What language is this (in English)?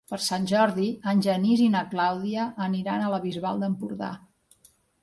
Catalan